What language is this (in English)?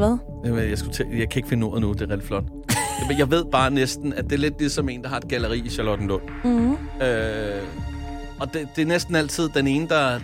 Danish